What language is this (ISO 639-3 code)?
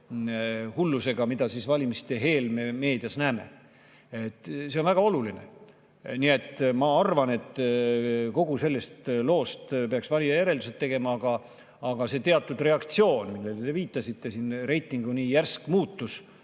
est